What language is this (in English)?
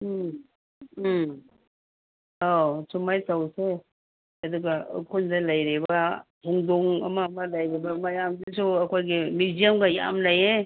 Manipuri